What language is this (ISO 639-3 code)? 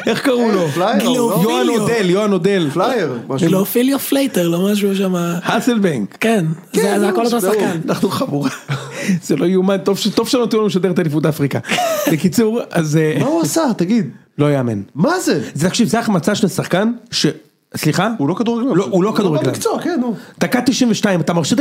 heb